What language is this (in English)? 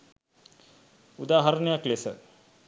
Sinhala